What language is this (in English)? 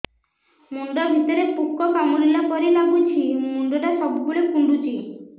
Odia